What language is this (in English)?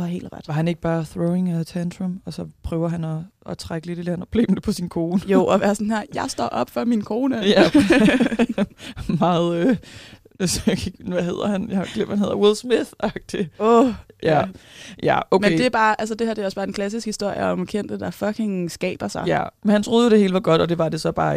Danish